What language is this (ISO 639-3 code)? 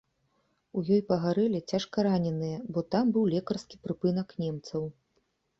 bel